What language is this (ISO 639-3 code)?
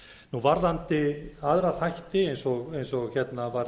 isl